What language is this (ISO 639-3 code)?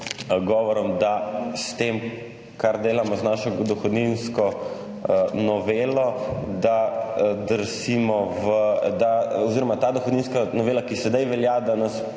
slv